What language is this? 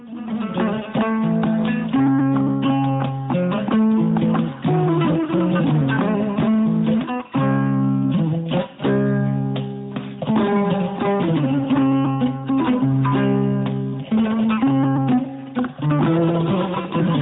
Fula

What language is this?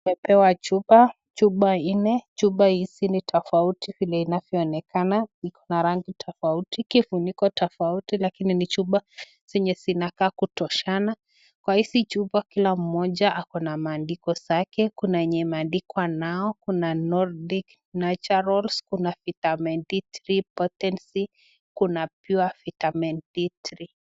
Swahili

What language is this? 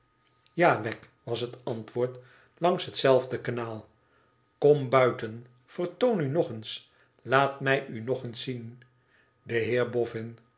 Dutch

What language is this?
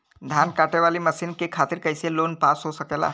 Bhojpuri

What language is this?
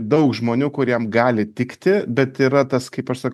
Lithuanian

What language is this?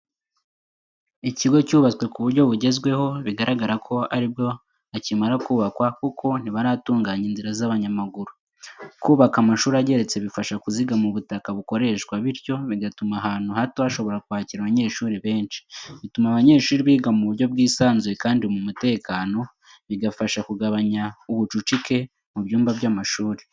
Kinyarwanda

